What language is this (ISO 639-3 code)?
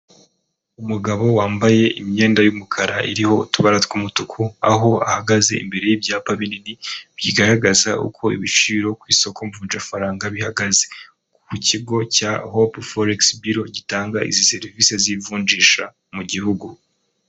kin